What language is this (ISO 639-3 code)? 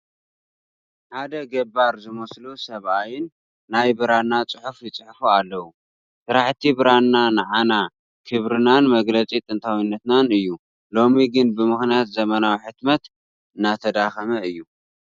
tir